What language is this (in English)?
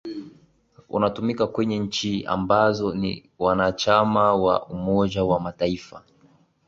Swahili